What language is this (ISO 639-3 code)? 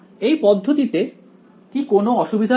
ben